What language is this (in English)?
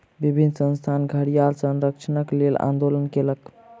Maithili